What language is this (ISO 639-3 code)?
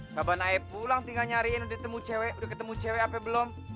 ind